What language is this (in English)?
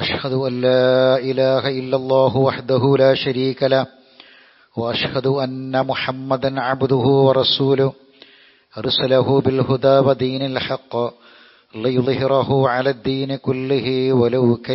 Arabic